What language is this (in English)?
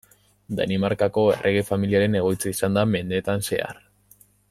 Basque